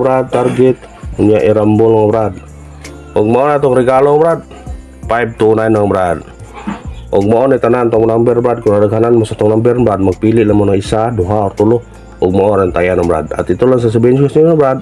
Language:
Indonesian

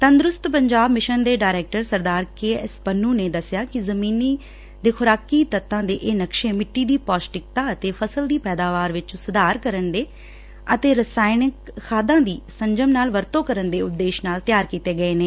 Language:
Punjabi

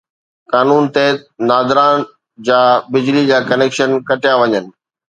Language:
Sindhi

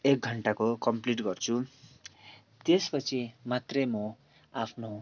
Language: Nepali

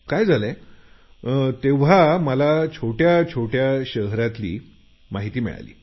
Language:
Marathi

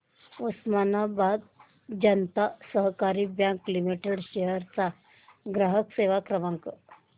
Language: Marathi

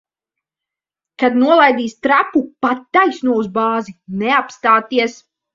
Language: Latvian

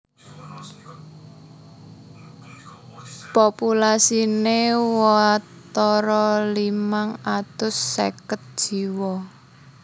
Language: Javanese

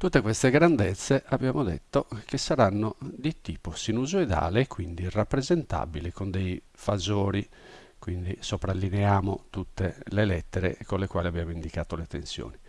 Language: Italian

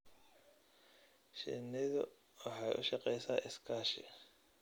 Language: Somali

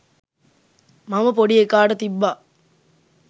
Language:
Sinhala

